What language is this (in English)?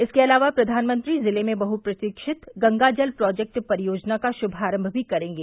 Hindi